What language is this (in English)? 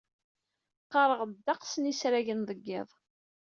Kabyle